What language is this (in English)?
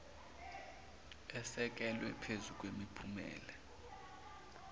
Zulu